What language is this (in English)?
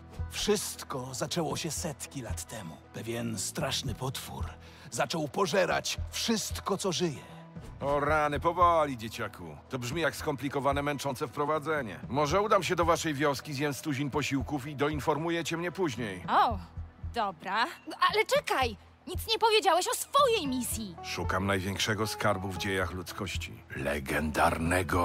Polish